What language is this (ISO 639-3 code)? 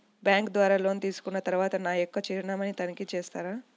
tel